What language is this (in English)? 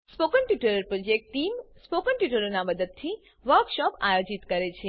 Gujarati